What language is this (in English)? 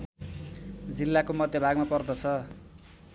Nepali